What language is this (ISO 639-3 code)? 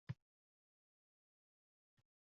uzb